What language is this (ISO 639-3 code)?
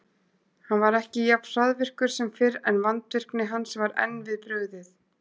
isl